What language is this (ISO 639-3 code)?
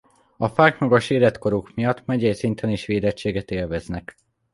hun